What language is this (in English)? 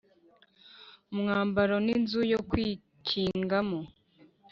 Kinyarwanda